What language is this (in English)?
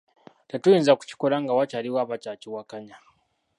Ganda